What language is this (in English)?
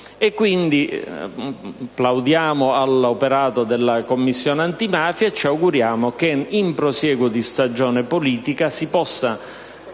Italian